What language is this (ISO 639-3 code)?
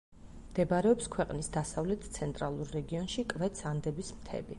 kat